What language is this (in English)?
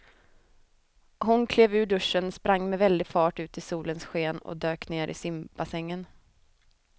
Swedish